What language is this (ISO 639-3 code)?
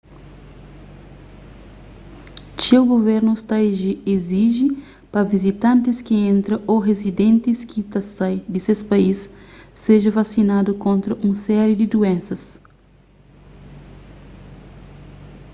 kea